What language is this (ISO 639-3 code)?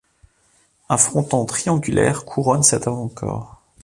fra